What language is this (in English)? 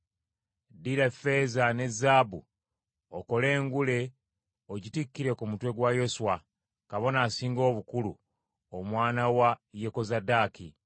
Ganda